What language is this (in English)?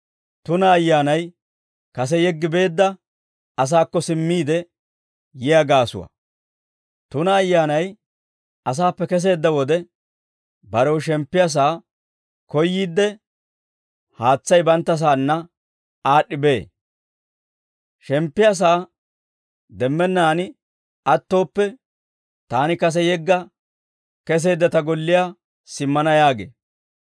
Dawro